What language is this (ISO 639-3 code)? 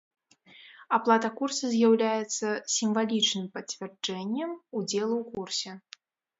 bel